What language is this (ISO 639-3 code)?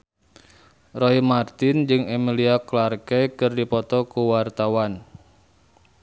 sun